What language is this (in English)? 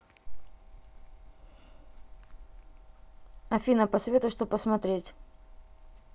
Russian